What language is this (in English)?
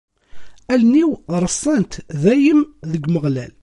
Kabyle